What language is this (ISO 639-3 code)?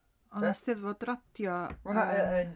cym